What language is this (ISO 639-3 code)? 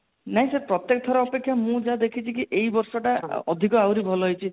ori